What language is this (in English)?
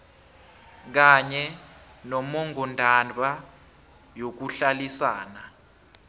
South Ndebele